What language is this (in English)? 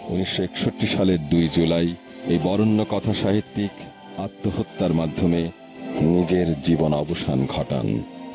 Bangla